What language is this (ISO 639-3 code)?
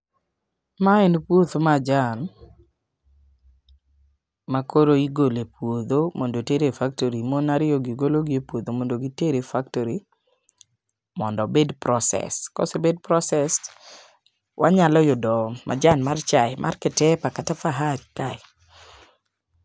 luo